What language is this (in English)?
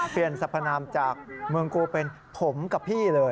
Thai